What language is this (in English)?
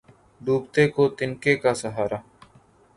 Urdu